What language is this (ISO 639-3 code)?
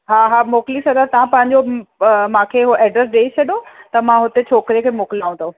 snd